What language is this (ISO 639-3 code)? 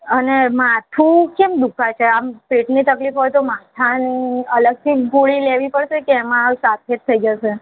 guj